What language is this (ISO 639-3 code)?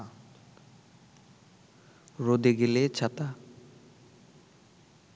ben